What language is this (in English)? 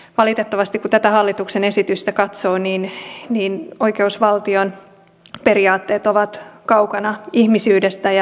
Finnish